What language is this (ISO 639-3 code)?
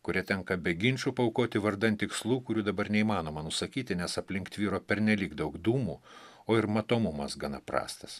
lit